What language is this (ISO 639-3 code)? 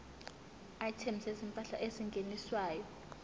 zul